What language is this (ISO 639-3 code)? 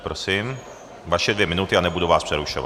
ces